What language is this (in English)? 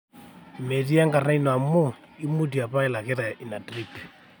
Masai